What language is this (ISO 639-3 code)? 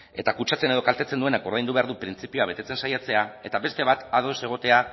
eus